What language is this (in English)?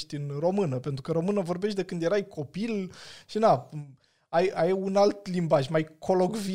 Romanian